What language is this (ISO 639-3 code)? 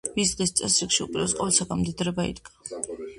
kat